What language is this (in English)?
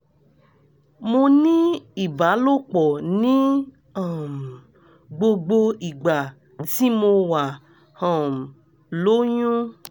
Yoruba